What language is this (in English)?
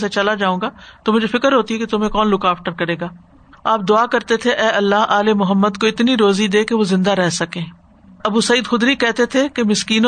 Urdu